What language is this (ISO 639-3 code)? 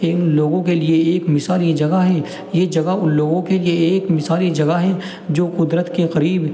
urd